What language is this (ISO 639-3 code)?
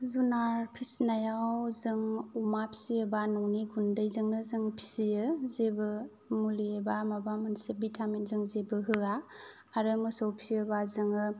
brx